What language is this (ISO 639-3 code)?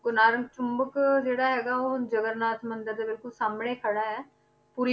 pan